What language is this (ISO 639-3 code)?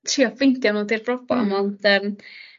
cym